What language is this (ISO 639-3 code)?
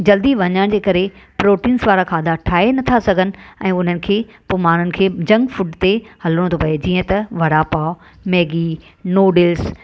snd